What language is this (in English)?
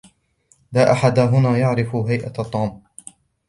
Arabic